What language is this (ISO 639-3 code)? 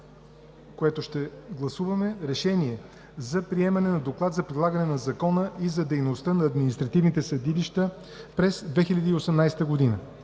bul